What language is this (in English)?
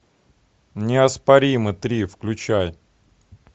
Russian